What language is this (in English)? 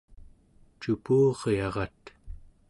Central Yupik